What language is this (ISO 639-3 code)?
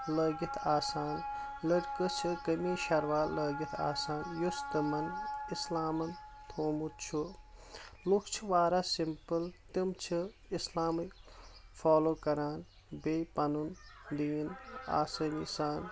kas